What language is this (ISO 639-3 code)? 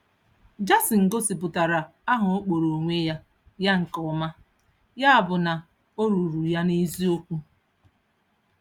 ibo